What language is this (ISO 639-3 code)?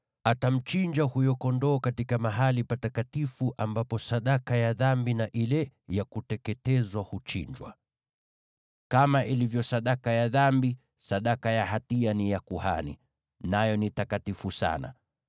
swa